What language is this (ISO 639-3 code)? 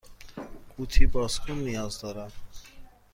fas